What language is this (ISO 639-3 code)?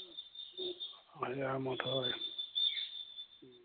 asm